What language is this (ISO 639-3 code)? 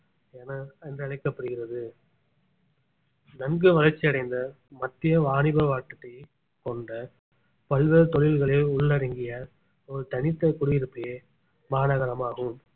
tam